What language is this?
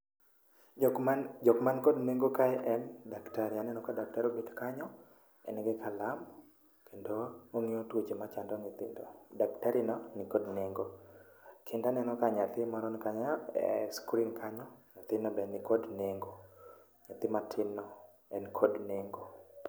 Luo (Kenya and Tanzania)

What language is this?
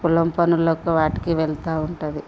Telugu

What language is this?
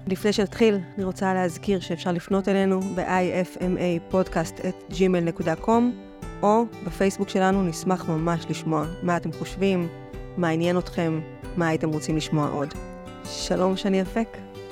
Hebrew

